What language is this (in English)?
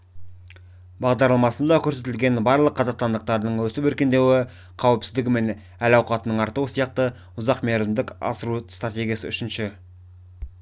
Kazakh